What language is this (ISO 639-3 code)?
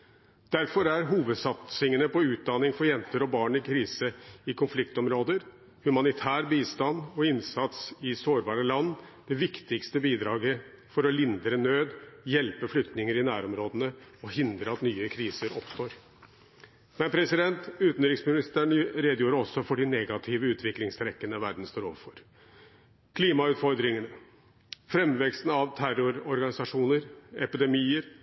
nob